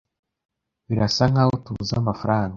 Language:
Kinyarwanda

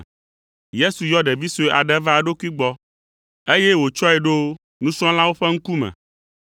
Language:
Ewe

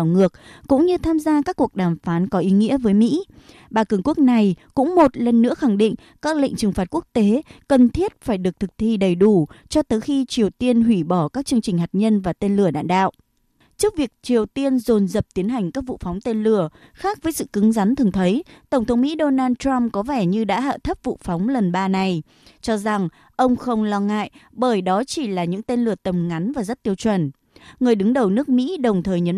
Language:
Vietnamese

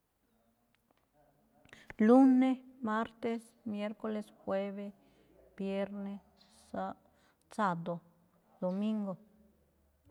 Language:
Malinaltepec Me'phaa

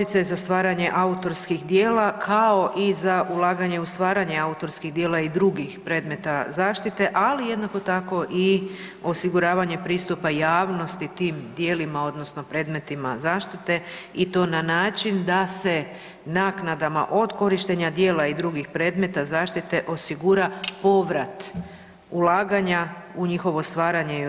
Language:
Croatian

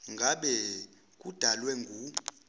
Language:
Zulu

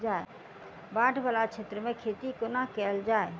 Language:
Maithili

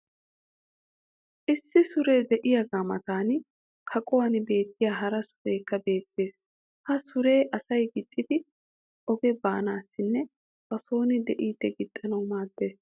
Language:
Wolaytta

